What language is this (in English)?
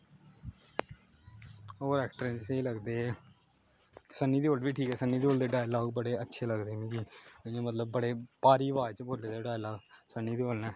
Dogri